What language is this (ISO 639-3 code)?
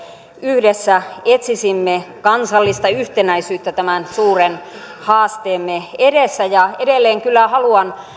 fin